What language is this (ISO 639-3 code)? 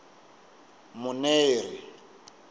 tso